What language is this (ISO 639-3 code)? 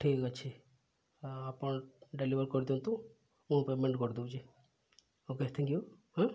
ori